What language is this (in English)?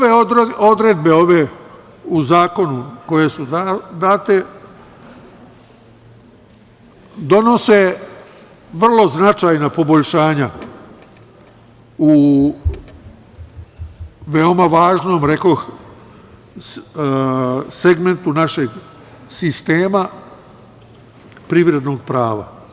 Serbian